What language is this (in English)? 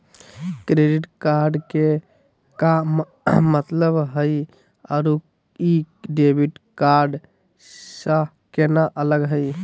Magahi